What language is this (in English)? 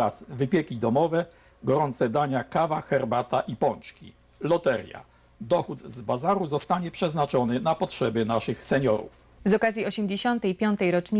Polish